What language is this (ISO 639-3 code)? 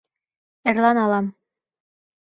chm